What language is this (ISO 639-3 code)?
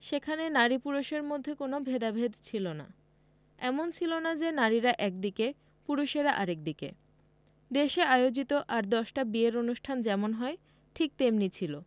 ben